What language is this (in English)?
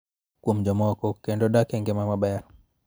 Luo (Kenya and Tanzania)